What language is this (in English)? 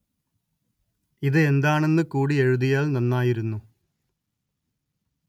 Malayalam